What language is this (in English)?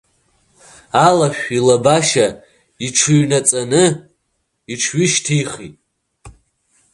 Abkhazian